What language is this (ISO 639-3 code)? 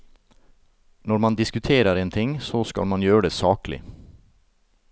nor